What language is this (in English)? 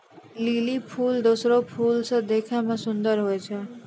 Maithili